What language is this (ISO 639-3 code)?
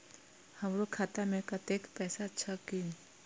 mai